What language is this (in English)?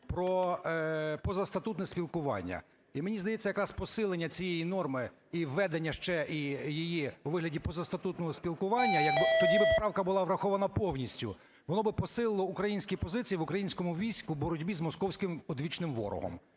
Ukrainian